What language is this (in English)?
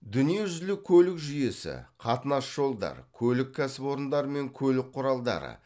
Kazakh